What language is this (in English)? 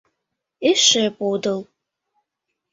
Mari